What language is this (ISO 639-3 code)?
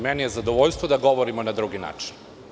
srp